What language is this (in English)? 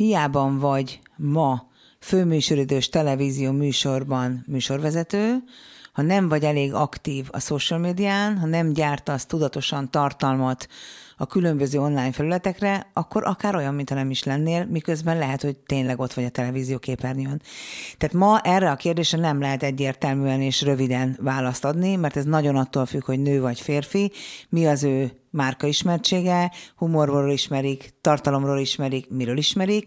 Hungarian